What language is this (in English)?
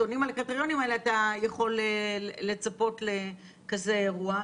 Hebrew